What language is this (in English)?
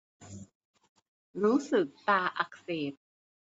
Thai